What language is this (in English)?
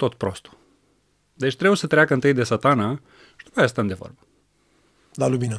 Romanian